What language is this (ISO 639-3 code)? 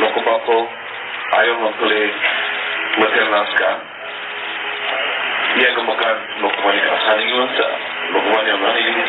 ron